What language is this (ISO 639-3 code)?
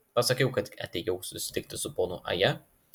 lit